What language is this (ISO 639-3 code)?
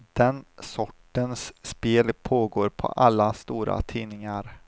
swe